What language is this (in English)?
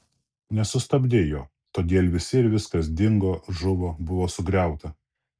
Lithuanian